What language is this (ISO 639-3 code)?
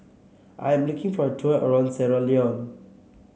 eng